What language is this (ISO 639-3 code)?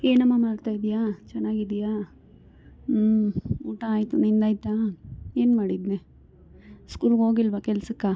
kan